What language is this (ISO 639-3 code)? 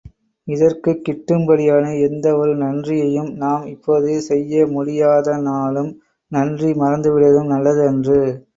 tam